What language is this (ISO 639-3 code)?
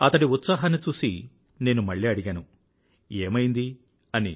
tel